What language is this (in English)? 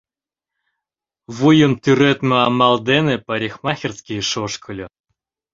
Mari